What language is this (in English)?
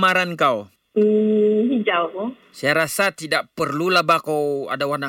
Malay